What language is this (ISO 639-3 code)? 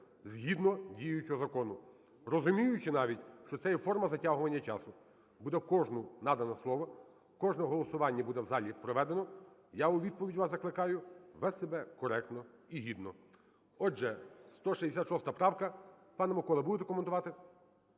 ukr